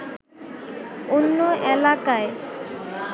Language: Bangla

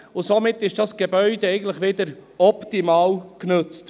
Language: Swiss German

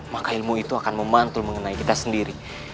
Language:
Indonesian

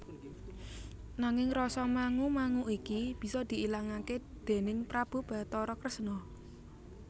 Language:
Javanese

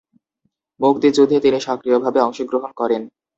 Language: Bangla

